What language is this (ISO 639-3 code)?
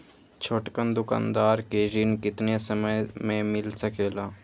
mag